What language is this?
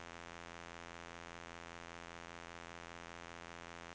Norwegian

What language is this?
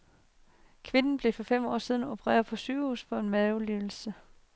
Danish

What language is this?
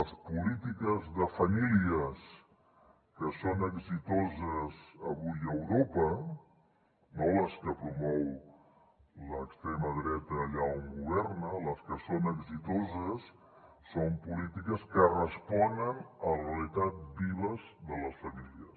Catalan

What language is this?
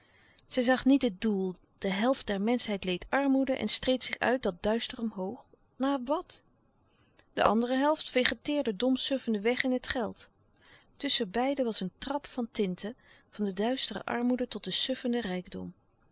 Dutch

